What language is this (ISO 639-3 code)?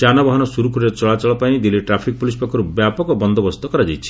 ori